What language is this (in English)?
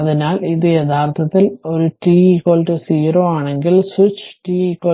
Malayalam